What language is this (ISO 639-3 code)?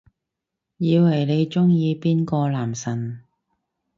yue